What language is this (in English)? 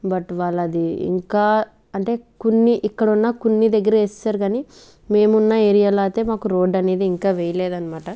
Telugu